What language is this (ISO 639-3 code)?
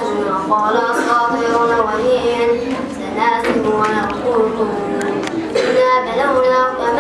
ara